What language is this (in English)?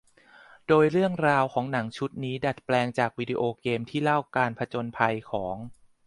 Thai